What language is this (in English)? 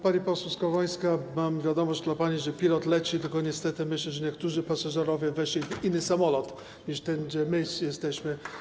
Polish